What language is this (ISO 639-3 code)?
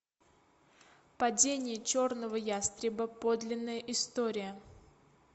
rus